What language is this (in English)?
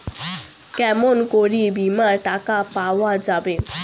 Bangla